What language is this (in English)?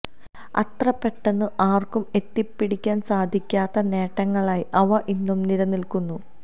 Malayalam